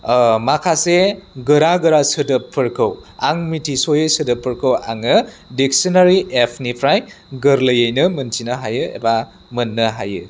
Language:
Bodo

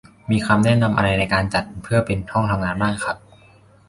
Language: Thai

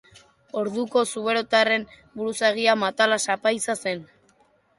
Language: Basque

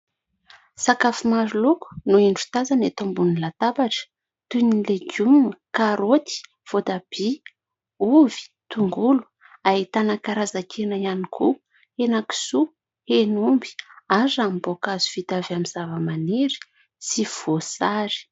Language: Malagasy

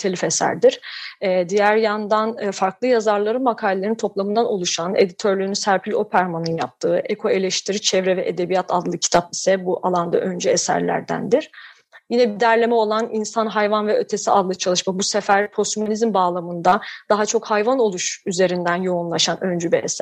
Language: Turkish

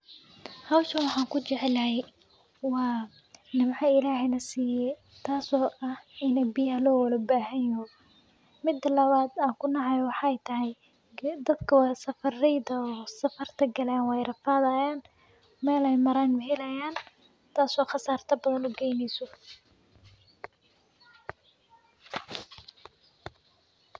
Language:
Somali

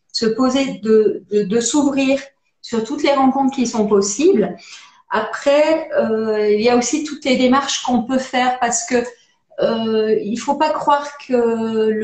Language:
French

